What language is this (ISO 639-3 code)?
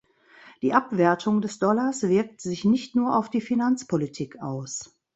deu